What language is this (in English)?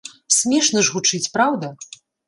Belarusian